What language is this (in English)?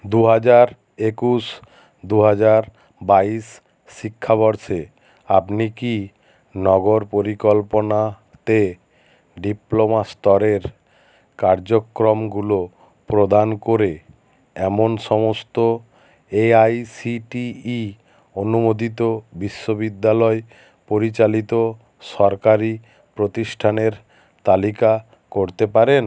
Bangla